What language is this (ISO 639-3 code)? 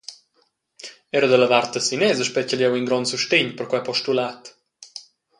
roh